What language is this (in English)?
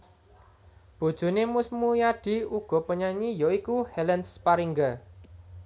Javanese